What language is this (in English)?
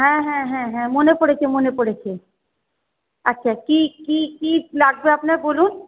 Bangla